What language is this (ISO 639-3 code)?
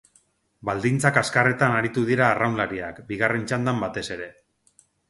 eus